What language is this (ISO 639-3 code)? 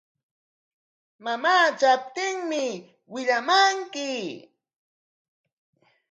qwa